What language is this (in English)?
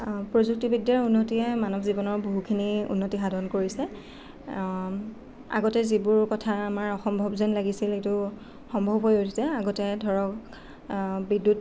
Assamese